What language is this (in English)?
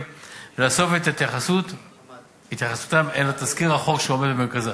Hebrew